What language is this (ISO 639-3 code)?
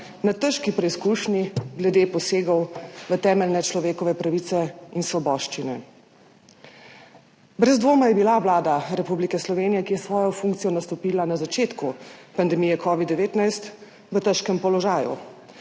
slv